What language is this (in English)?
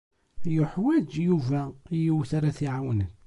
Kabyle